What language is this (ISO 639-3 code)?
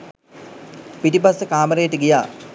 sin